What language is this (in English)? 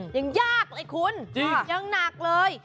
Thai